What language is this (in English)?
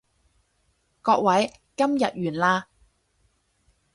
Cantonese